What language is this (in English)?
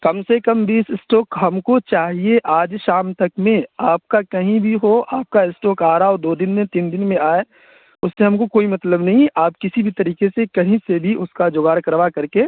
Urdu